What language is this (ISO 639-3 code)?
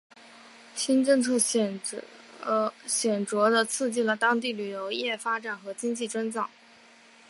zho